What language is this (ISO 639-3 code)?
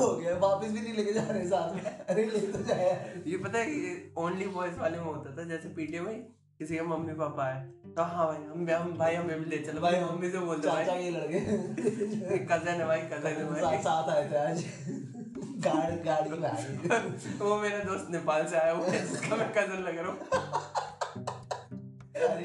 hin